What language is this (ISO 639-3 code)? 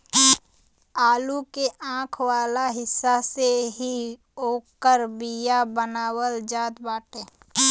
bho